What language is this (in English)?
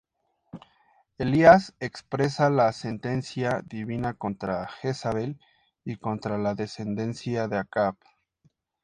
Spanish